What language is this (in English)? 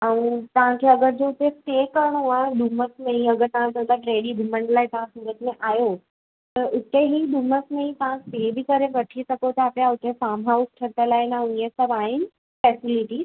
Sindhi